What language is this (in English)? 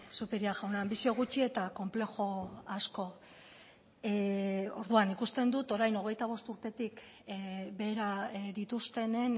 Basque